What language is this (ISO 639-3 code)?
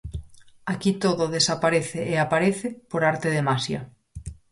glg